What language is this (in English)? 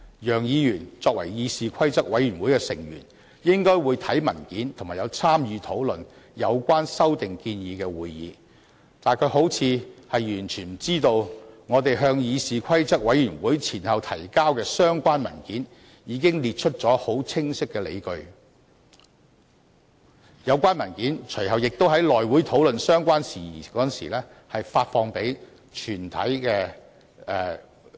Cantonese